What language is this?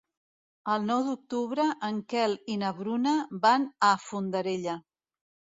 Catalan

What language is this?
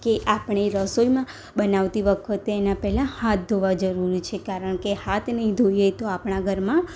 Gujarati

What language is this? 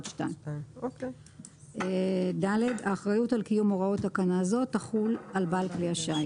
Hebrew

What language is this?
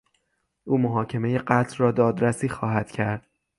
Persian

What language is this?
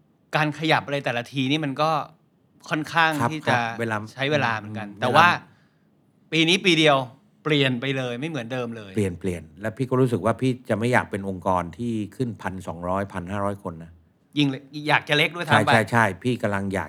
Thai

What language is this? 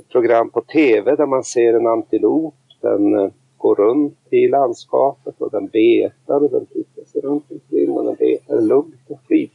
Swedish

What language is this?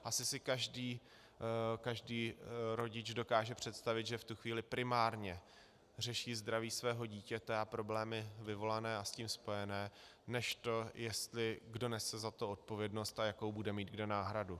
Czech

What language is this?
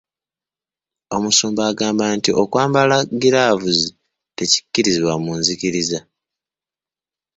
Ganda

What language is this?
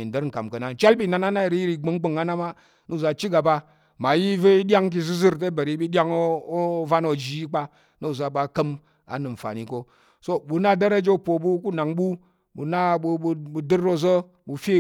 Tarok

